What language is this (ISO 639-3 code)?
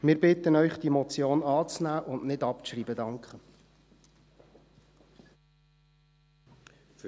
gsw